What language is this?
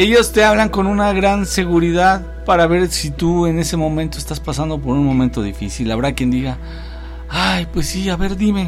Spanish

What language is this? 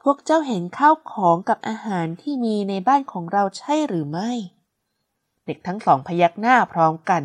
Thai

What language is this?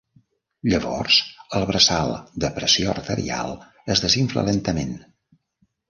Catalan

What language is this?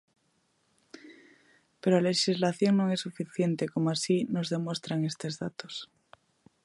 Galician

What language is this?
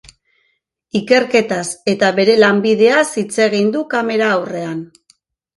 Basque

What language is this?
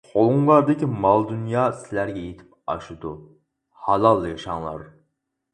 Uyghur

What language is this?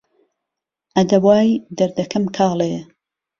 Central Kurdish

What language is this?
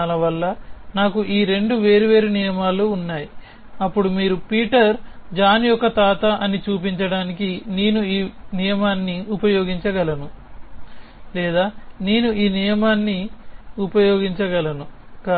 Telugu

